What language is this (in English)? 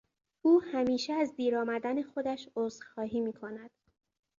Persian